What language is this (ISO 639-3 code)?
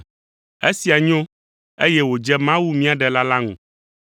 ewe